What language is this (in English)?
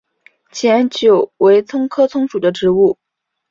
Chinese